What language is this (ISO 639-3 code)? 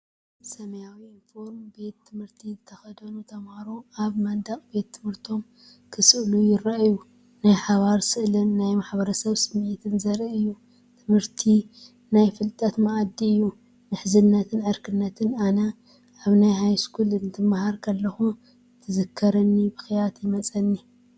tir